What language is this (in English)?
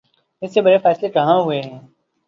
Urdu